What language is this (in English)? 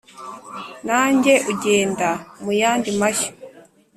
Kinyarwanda